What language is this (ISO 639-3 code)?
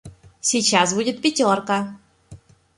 rus